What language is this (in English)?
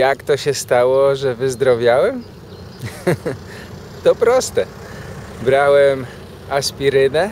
Polish